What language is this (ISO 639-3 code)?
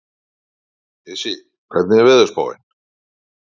isl